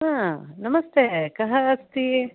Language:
Sanskrit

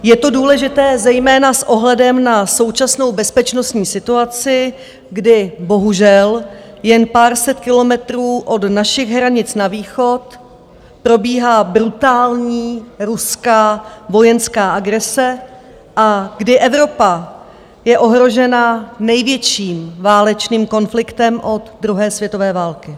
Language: Czech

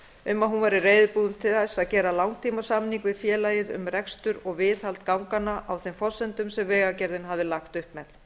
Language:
Icelandic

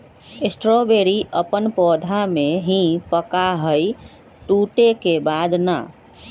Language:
Magahi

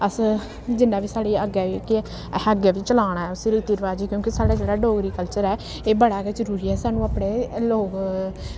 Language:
Dogri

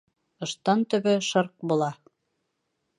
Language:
Bashkir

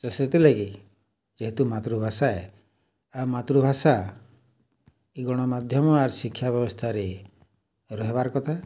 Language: Odia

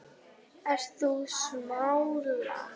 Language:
Icelandic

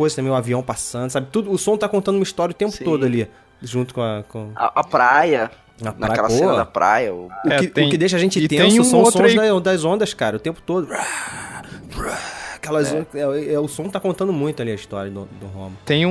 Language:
Portuguese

